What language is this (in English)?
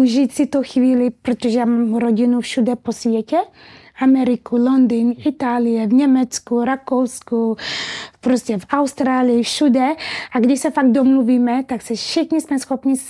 Czech